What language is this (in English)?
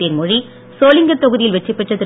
Tamil